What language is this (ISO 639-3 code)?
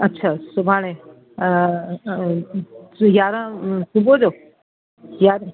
snd